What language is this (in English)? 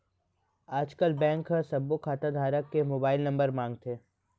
Chhattisgarhi